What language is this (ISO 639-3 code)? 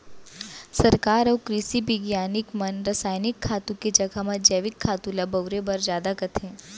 hne